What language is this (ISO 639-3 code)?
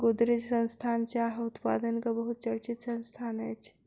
mai